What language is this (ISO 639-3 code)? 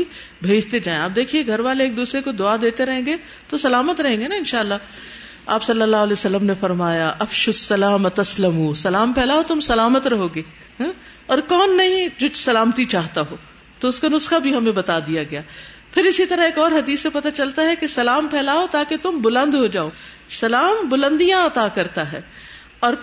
urd